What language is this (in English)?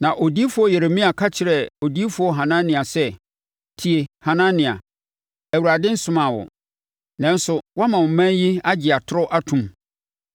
Akan